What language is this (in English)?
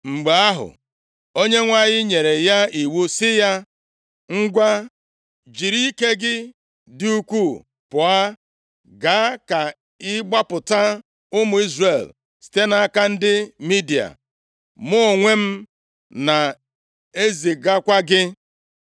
Igbo